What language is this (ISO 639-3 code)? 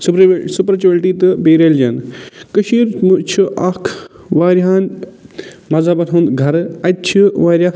kas